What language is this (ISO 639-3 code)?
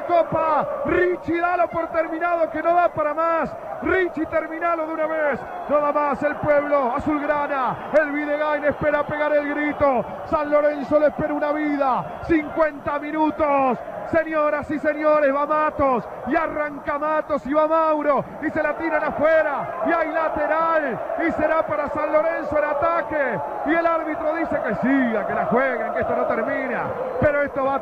spa